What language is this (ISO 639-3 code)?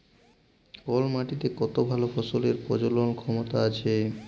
ben